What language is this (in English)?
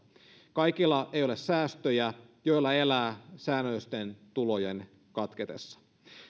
Finnish